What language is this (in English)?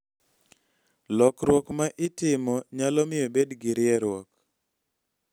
Luo (Kenya and Tanzania)